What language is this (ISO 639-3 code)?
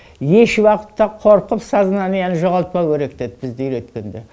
kaz